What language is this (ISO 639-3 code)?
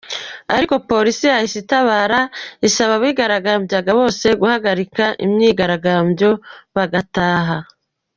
kin